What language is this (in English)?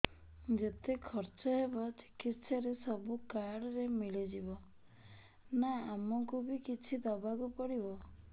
Odia